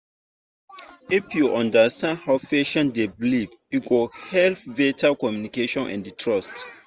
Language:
Nigerian Pidgin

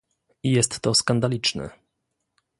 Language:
Polish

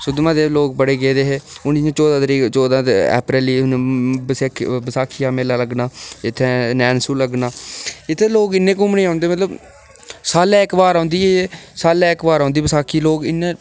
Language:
Dogri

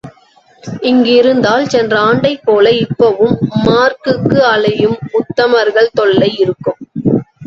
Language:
Tamil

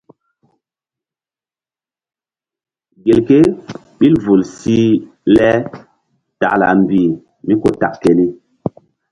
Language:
Mbum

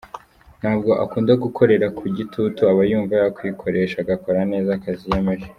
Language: Kinyarwanda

